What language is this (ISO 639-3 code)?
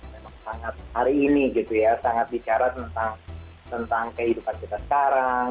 ind